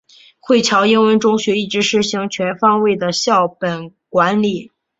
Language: Chinese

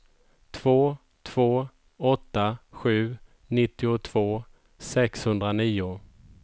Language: Swedish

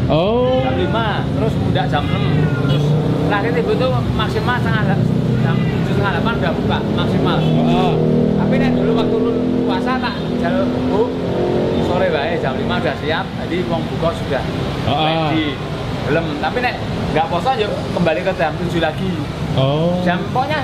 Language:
Indonesian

